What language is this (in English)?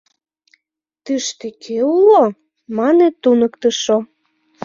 Mari